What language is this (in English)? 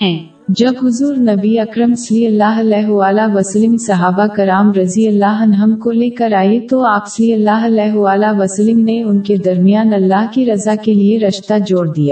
Urdu